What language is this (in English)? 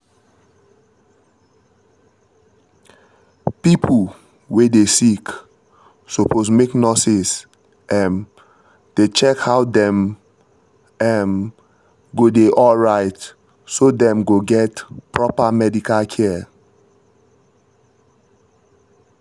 Nigerian Pidgin